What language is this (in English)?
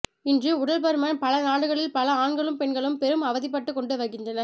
Tamil